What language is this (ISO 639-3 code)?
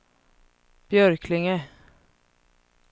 swe